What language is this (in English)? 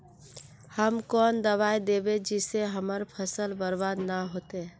Magahi